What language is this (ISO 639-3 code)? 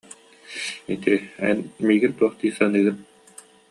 sah